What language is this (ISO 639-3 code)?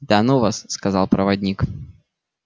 rus